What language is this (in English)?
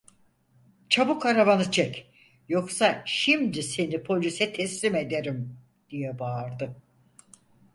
Turkish